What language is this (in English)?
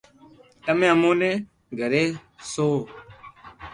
Loarki